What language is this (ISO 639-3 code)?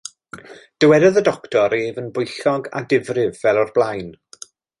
cym